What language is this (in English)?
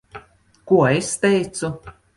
Latvian